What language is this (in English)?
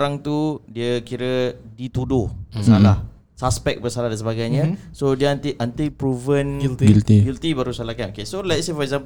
Malay